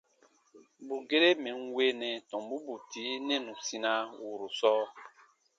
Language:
Baatonum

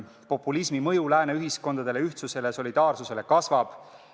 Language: Estonian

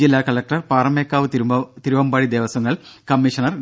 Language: Malayalam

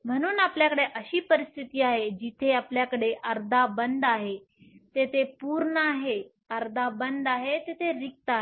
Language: Marathi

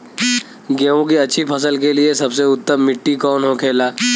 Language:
Bhojpuri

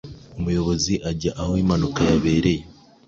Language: Kinyarwanda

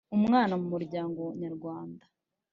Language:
Kinyarwanda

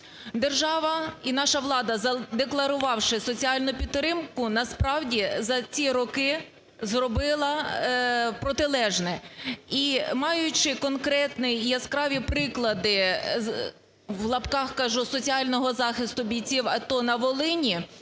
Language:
Ukrainian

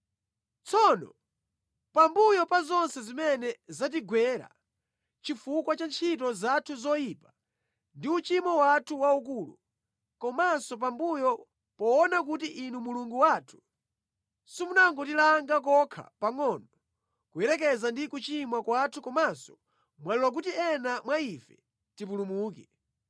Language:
Nyanja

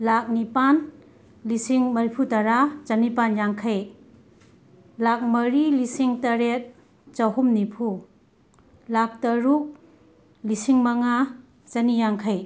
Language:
Manipuri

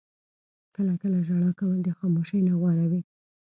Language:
Pashto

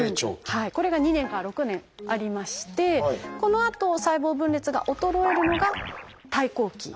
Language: Japanese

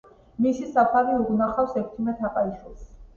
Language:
Georgian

